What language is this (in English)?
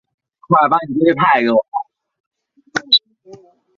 Chinese